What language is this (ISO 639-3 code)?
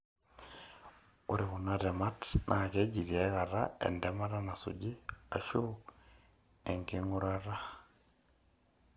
mas